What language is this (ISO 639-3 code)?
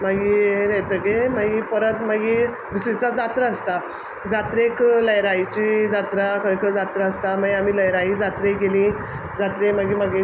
kok